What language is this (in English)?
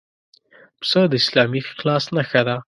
Pashto